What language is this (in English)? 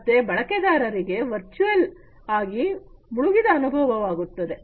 Kannada